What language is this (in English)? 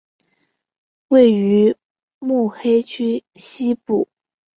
Chinese